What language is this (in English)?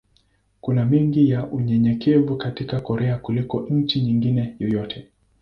Swahili